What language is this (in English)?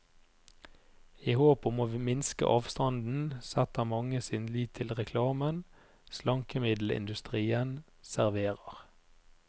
Norwegian